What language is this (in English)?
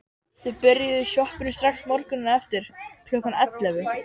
Icelandic